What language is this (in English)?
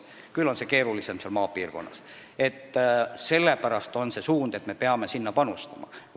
Estonian